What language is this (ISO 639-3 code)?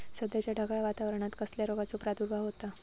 mar